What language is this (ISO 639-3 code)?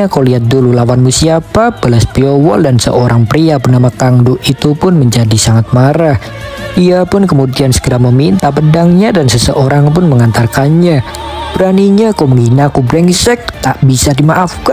ind